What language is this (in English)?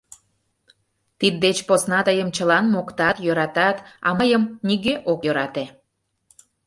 Mari